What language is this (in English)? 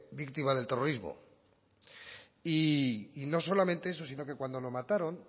Spanish